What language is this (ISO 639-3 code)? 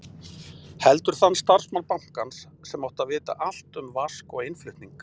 isl